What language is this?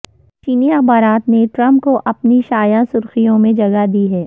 Urdu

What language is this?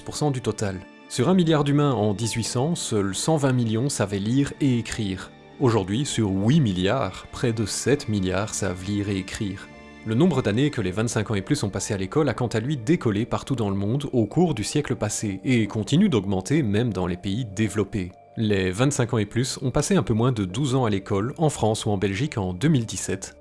French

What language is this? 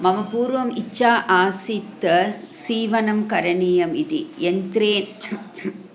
Sanskrit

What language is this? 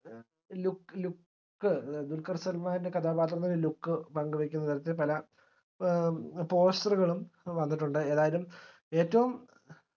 Malayalam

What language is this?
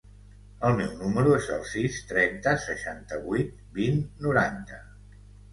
Catalan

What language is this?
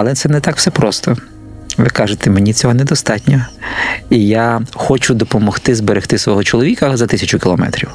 Ukrainian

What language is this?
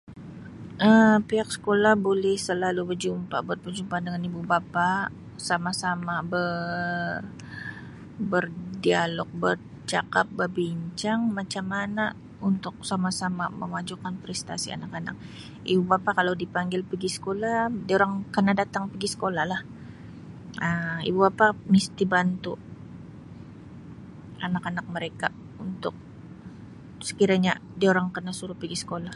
Sabah Malay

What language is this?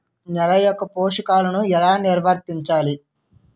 Telugu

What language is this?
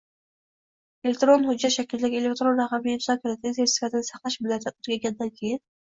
Uzbek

